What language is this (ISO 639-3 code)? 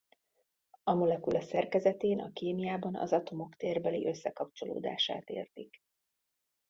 hun